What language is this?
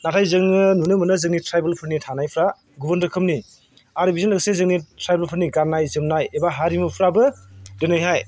Bodo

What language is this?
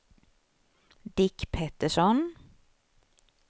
Swedish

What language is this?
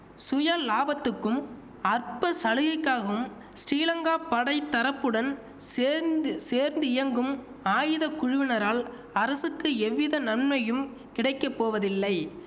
Tamil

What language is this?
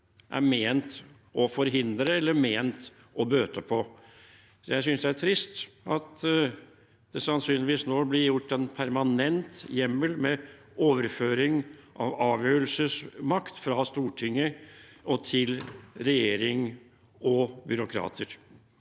Norwegian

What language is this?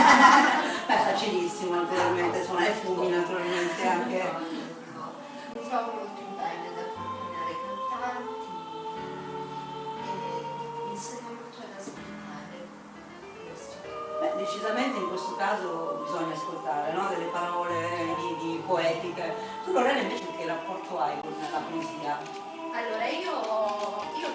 Italian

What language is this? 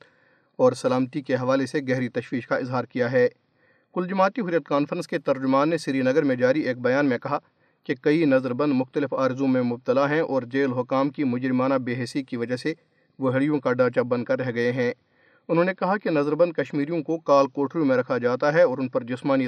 Urdu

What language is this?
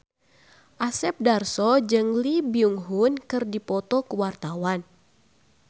Sundanese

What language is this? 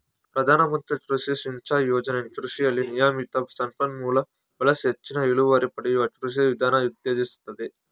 Kannada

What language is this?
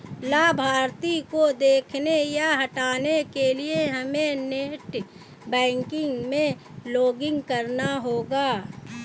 Hindi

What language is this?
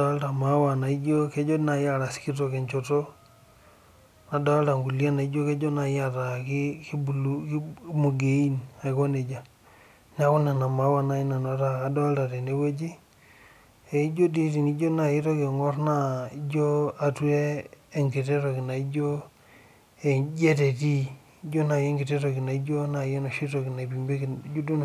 Masai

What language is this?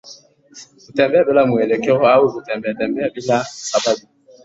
Swahili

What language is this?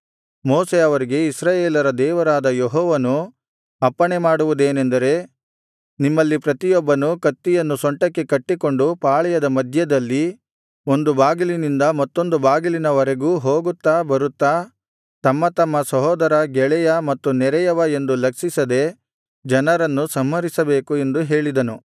Kannada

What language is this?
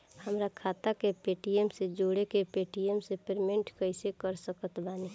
Bhojpuri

